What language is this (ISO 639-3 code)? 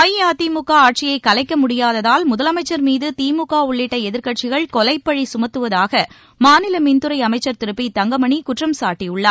tam